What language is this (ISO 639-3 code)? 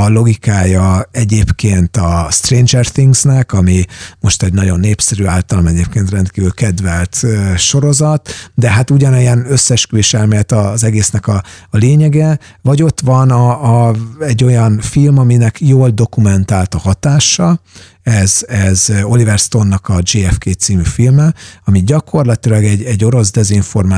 hun